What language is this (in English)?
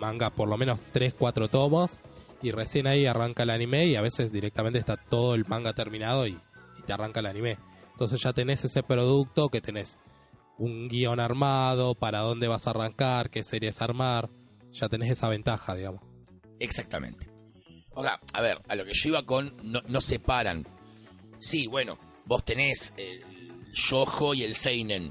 Spanish